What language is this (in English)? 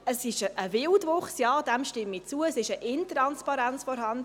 Swiss German